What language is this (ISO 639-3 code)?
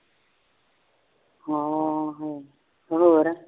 pan